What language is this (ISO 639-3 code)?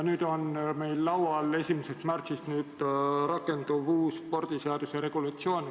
est